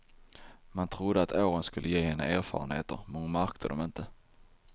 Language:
Swedish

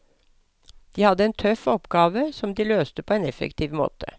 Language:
Norwegian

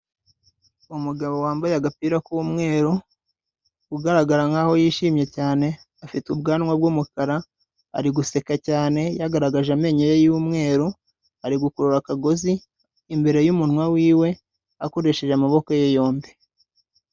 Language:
Kinyarwanda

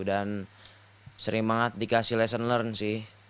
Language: Indonesian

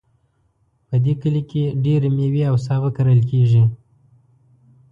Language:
Pashto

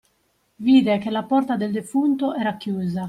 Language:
Italian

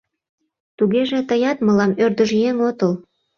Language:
Mari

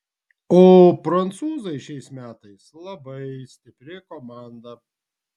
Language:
Lithuanian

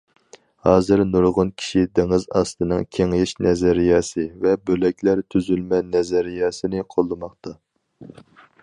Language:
Uyghur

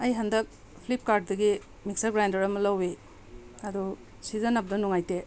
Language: Manipuri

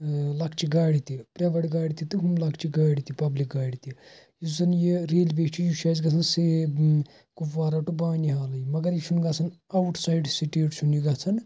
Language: Kashmiri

